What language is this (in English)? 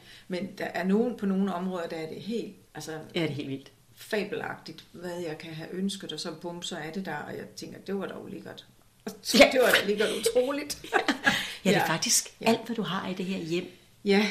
Danish